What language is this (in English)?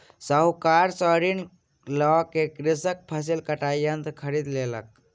Maithili